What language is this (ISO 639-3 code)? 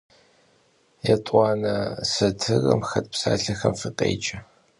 kbd